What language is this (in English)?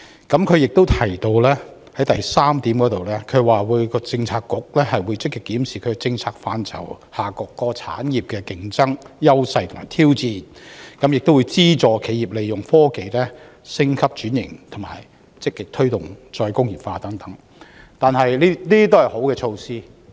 Cantonese